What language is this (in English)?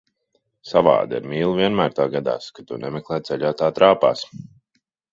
Latvian